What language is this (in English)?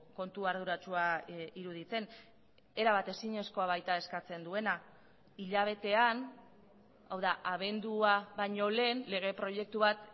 Basque